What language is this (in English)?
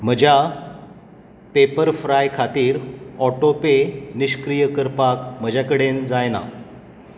Konkani